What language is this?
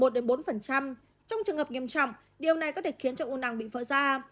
Vietnamese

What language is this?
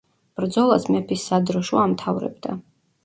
Georgian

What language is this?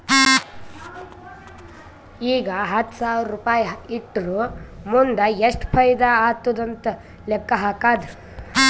Kannada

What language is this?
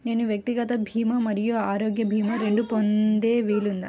Telugu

